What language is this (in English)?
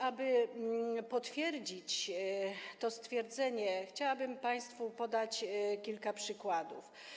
Polish